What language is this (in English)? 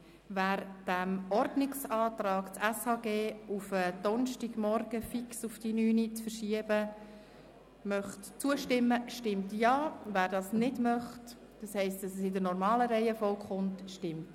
Swiss German